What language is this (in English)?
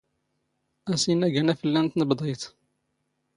Standard Moroccan Tamazight